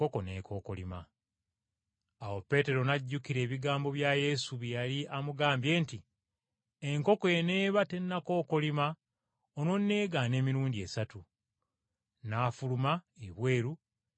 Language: Ganda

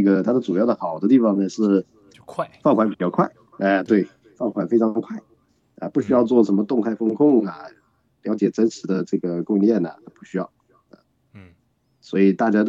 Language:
Chinese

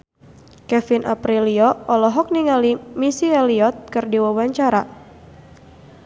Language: Sundanese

